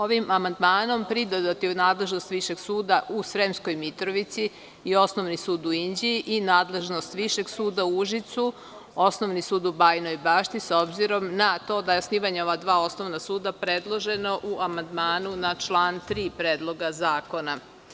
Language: Serbian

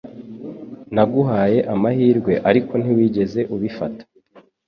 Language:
Kinyarwanda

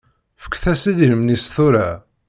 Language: Kabyle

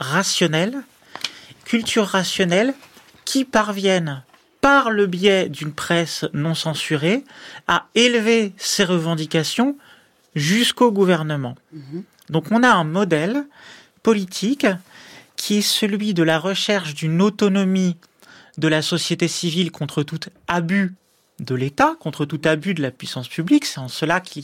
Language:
French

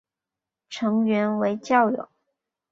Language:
Chinese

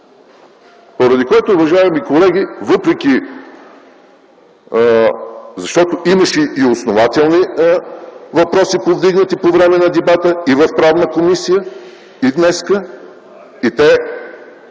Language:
Bulgarian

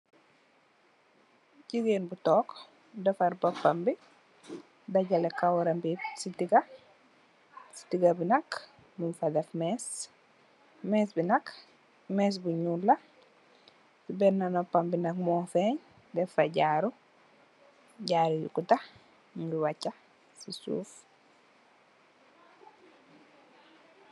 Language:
Wolof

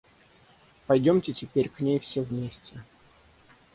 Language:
Russian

